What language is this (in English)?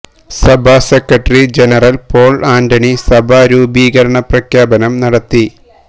Malayalam